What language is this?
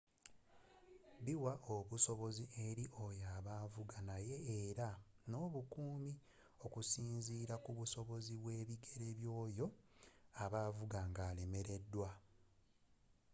Ganda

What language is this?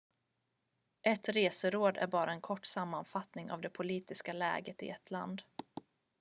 Swedish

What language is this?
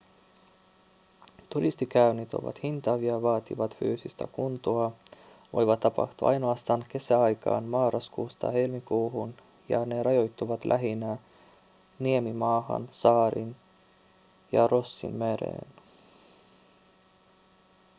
Finnish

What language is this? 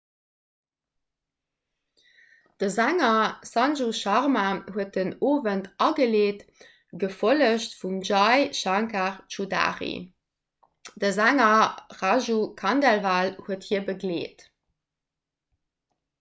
Luxembourgish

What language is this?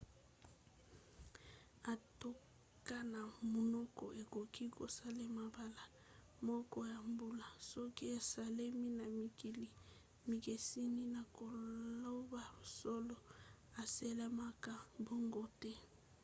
Lingala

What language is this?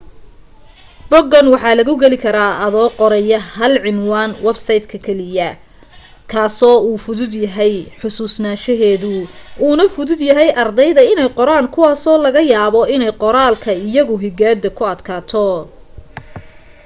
Somali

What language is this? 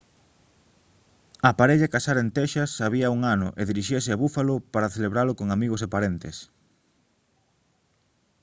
Galician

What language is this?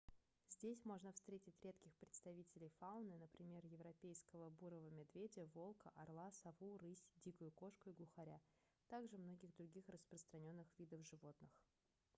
Russian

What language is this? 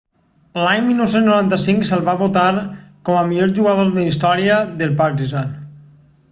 Catalan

